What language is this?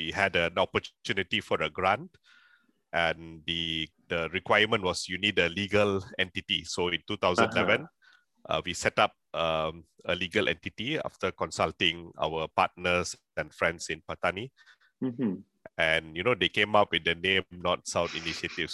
Malay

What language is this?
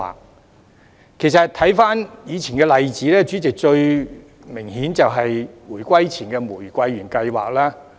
Cantonese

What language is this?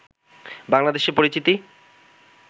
Bangla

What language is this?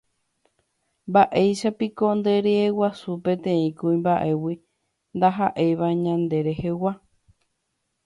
Guarani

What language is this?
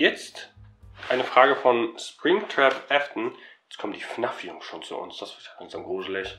German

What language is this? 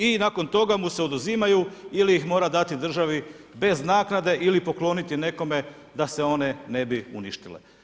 Croatian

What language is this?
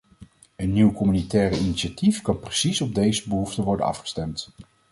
Dutch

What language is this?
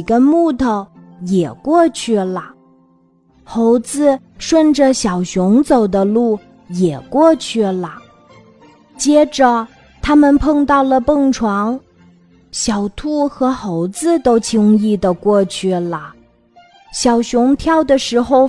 Chinese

